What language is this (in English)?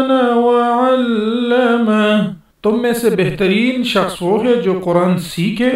Arabic